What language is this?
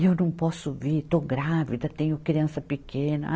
Portuguese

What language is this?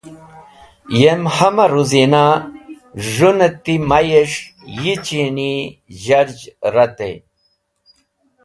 Wakhi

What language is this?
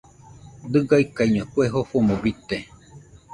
Nüpode Huitoto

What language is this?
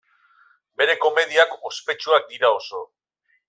Basque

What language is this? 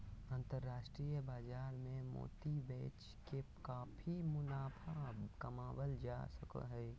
Magahi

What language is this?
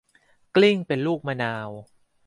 Thai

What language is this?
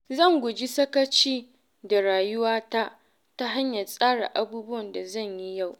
Hausa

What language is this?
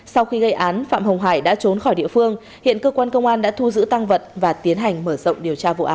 Vietnamese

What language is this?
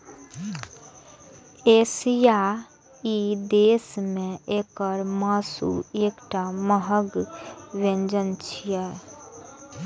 Maithili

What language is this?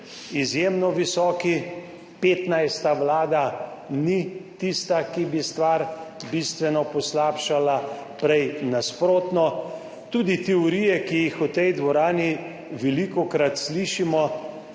Slovenian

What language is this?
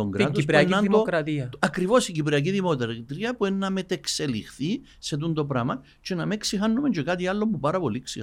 Greek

